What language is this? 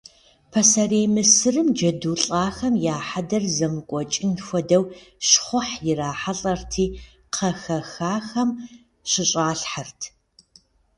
Kabardian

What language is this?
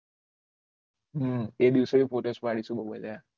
Gujarati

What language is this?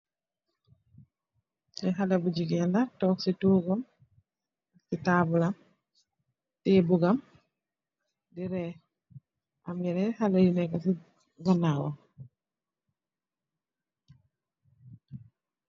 Wolof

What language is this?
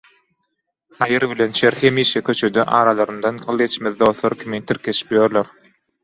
Turkmen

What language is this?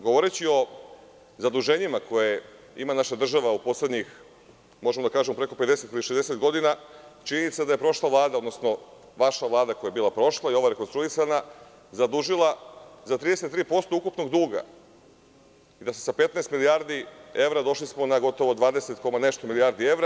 Serbian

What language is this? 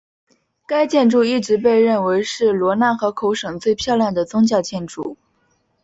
Chinese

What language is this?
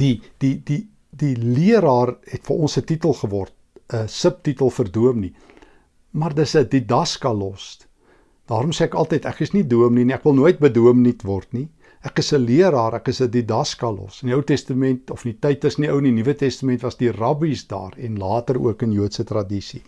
Dutch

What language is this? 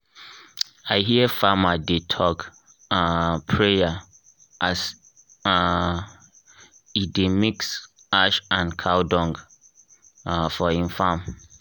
Nigerian Pidgin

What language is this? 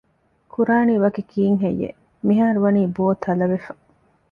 Divehi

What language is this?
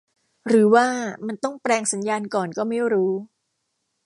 Thai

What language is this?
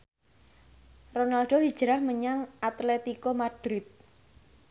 Javanese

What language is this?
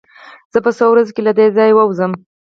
Pashto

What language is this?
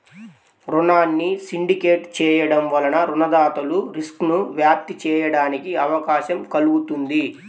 Telugu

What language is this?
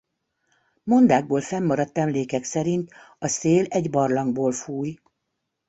Hungarian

